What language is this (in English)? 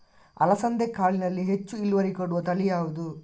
Kannada